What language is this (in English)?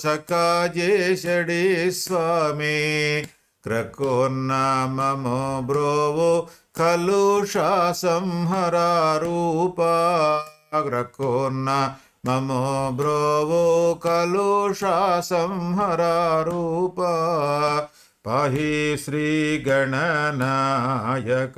Telugu